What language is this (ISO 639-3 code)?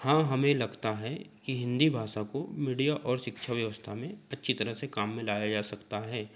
hin